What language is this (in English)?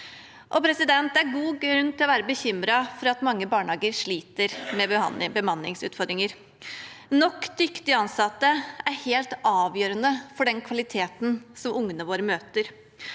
Norwegian